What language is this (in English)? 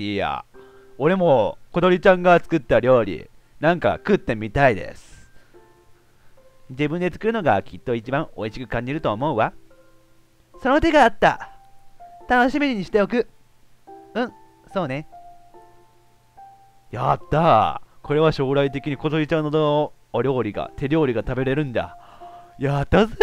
Japanese